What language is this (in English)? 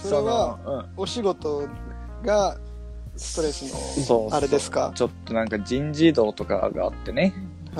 Japanese